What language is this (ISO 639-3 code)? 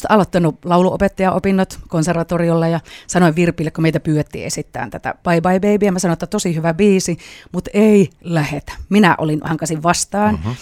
fin